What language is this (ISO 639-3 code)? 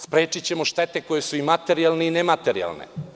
srp